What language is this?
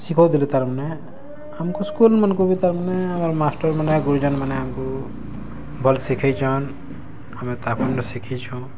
Odia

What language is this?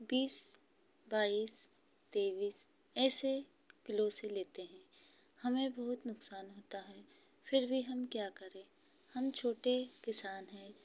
Hindi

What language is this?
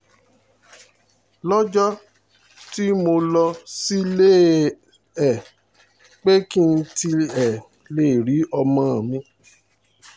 Yoruba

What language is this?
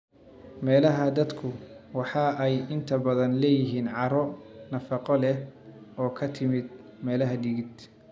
Somali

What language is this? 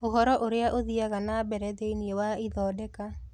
Kikuyu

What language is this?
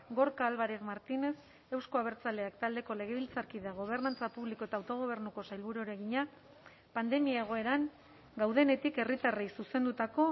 Basque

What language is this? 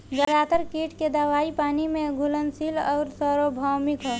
Bhojpuri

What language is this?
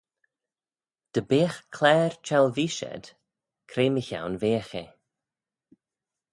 Manx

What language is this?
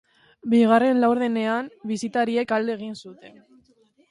Basque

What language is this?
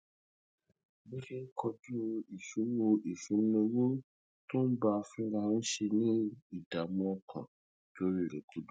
Yoruba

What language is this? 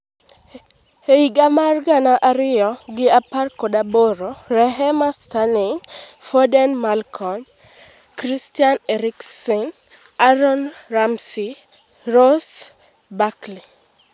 Luo (Kenya and Tanzania)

